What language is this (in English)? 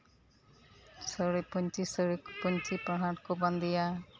Santali